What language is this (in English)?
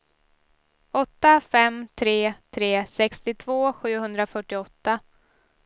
Swedish